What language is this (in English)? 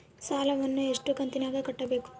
Kannada